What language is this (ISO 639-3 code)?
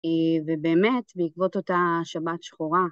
heb